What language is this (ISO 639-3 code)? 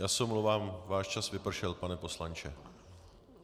ces